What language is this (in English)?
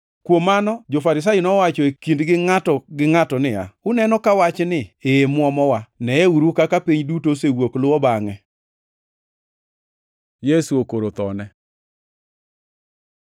Luo (Kenya and Tanzania)